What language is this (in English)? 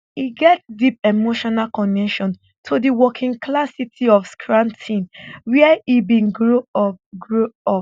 Nigerian Pidgin